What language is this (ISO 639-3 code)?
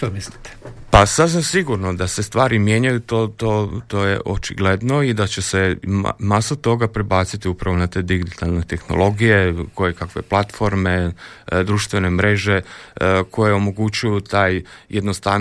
hrv